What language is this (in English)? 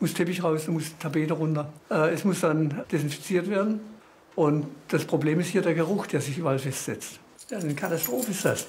German